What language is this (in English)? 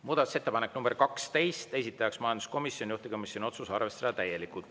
Estonian